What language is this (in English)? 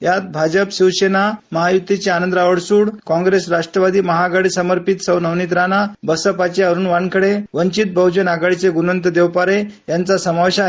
Marathi